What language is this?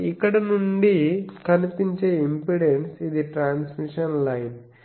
Telugu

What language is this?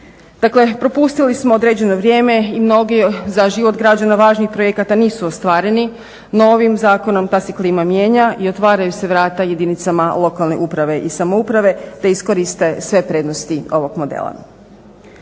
Croatian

